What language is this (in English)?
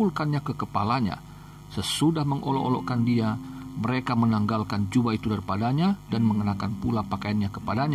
Indonesian